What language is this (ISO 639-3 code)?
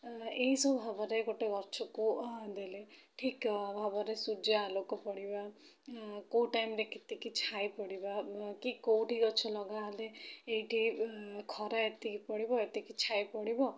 ori